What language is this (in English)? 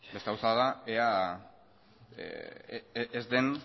Basque